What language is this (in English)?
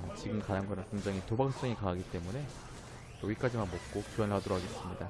Korean